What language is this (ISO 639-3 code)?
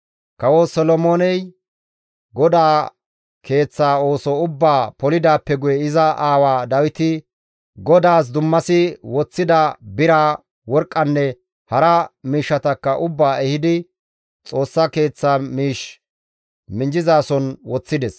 gmv